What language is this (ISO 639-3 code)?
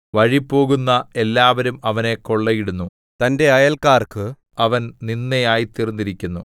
mal